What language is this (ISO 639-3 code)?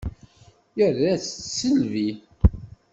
kab